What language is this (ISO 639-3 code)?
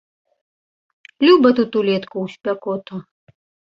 bel